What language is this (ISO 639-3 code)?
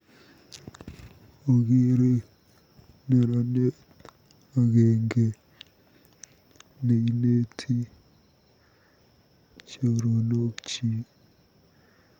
kln